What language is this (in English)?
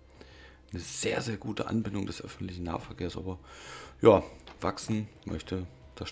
German